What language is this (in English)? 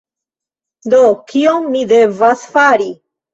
Esperanto